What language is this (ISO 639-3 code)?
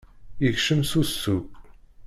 kab